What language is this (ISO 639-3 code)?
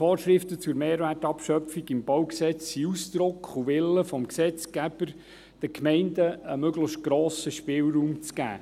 gsw